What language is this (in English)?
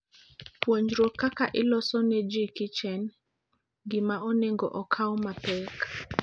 Luo (Kenya and Tanzania)